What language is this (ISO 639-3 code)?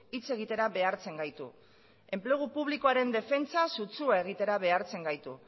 eus